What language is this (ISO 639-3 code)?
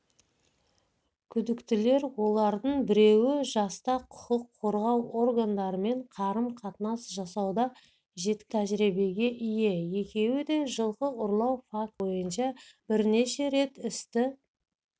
kaz